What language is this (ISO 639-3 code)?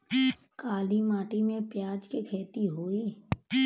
bho